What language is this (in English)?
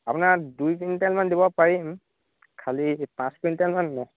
Assamese